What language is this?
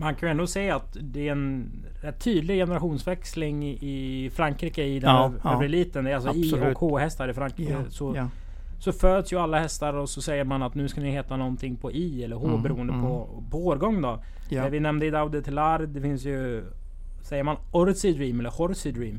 Swedish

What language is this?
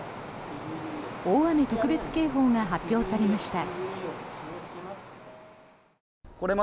Japanese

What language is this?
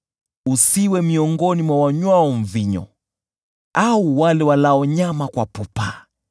Swahili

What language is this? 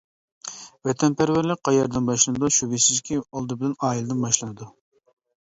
Uyghur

